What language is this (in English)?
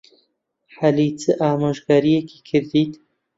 Central Kurdish